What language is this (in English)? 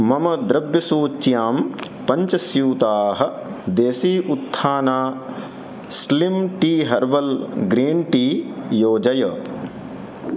Sanskrit